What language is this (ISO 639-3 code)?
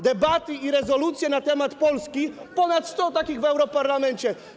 pol